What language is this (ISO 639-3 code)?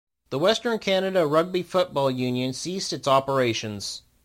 eng